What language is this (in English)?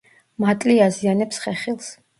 Georgian